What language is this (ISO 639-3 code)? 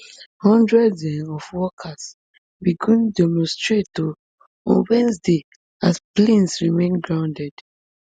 pcm